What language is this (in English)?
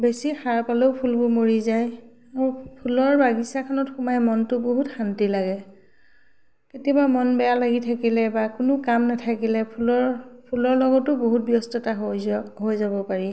Assamese